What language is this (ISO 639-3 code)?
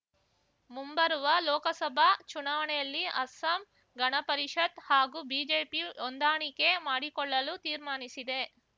kan